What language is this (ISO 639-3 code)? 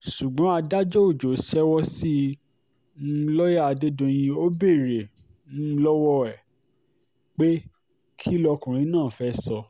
yor